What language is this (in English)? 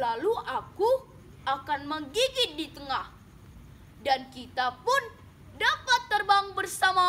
Indonesian